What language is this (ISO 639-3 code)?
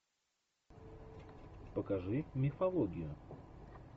rus